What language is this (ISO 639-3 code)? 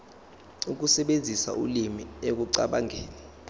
zul